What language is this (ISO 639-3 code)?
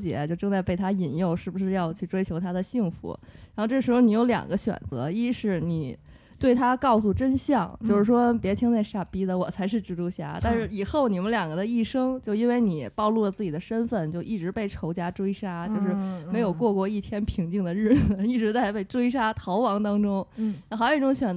zho